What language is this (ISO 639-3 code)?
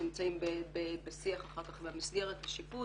heb